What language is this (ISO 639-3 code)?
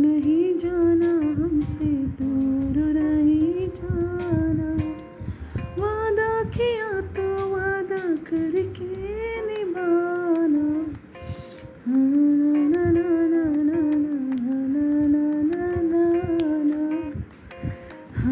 tel